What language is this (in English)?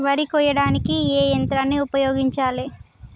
Telugu